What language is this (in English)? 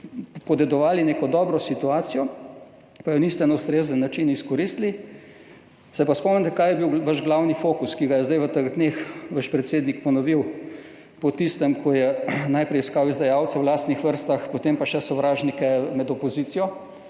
Slovenian